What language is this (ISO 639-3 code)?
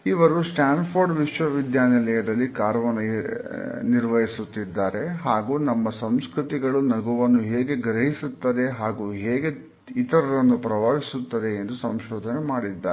kan